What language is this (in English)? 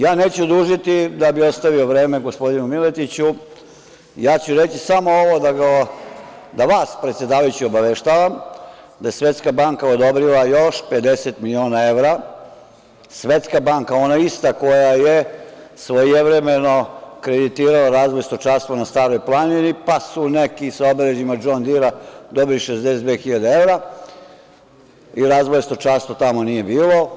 Serbian